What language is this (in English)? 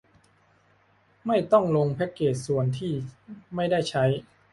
Thai